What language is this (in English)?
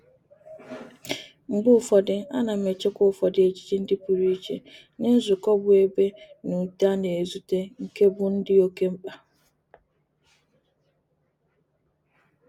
Igbo